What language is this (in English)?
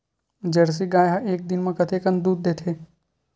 Chhattisgarhi